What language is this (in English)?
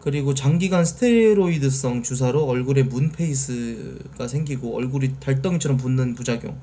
Korean